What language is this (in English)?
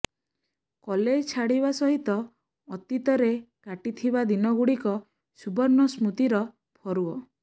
Odia